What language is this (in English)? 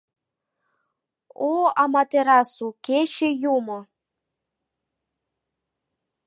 Mari